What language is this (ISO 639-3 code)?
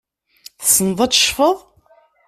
kab